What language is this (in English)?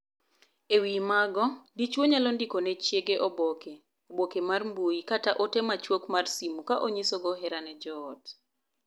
Luo (Kenya and Tanzania)